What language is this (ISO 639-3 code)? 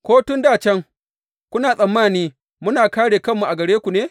hau